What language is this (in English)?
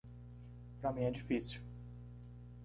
Portuguese